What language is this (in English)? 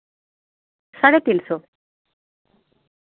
Santali